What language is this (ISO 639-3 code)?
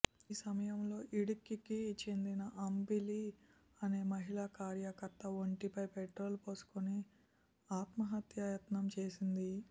tel